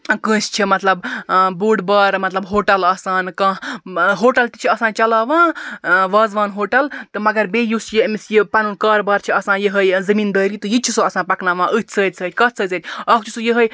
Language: Kashmiri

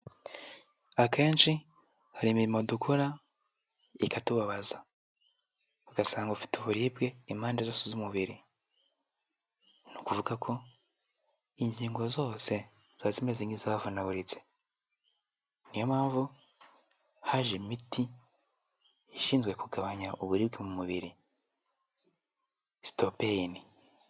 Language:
Kinyarwanda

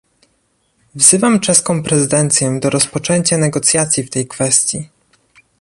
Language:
Polish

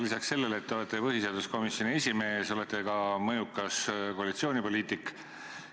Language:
Estonian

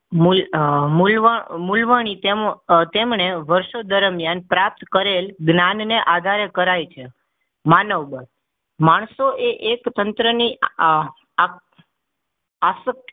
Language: Gujarati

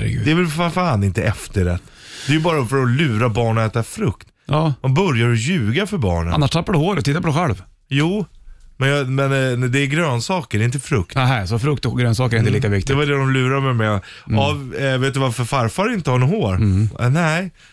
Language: Swedish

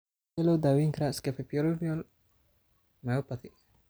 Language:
Somali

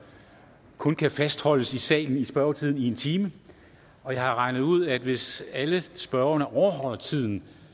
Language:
Danish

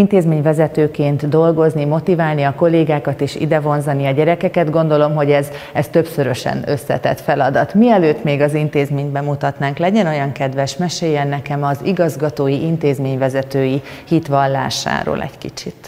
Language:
Hungarian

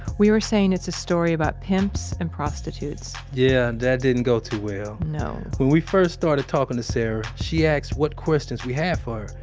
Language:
English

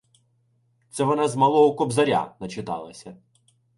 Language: Ukrainian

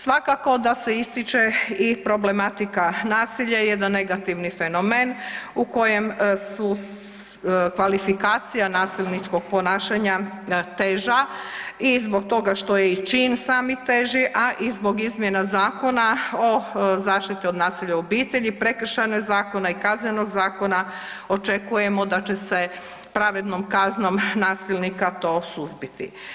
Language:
Croatian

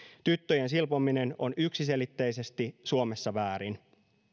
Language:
Finnish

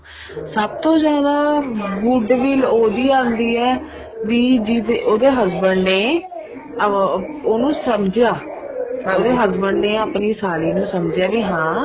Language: Punjabi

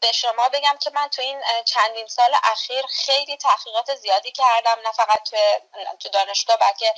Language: Persian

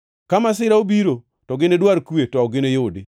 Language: Luo (Kenya and Tanzania)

